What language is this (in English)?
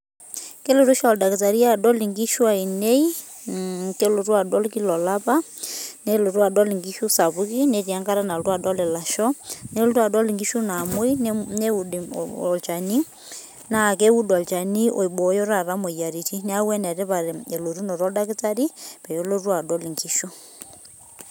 Masai